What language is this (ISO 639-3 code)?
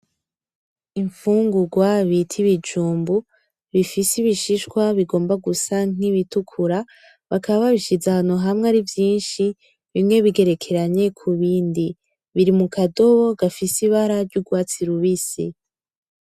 run